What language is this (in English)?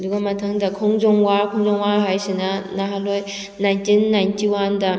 Manipuri